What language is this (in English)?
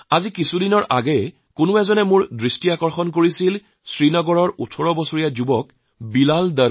Assamese